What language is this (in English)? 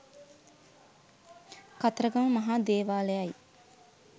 Sinhala